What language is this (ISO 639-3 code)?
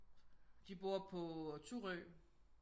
dan